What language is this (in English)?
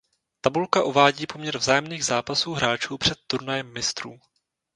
Czech